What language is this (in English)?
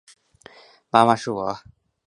Chinese